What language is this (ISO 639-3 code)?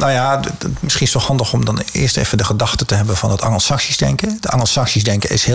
nld